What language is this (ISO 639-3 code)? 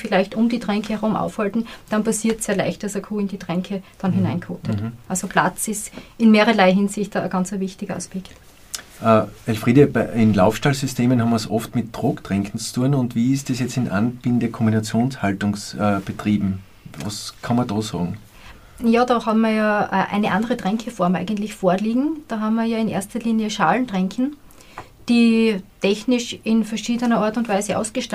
deu